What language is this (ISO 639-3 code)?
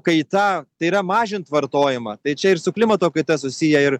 lit